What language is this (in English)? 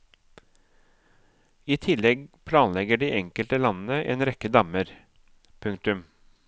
Norwegian